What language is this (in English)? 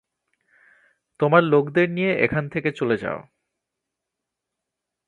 Bangla